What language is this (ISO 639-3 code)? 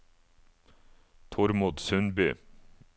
nor